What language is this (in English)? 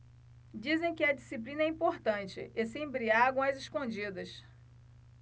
Portuguese